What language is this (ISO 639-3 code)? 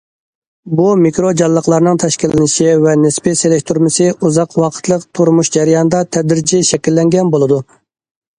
uig